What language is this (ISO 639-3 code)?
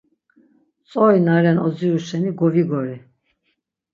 lzz